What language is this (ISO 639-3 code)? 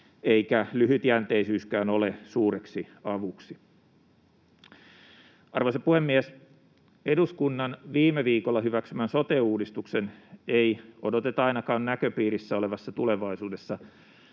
fin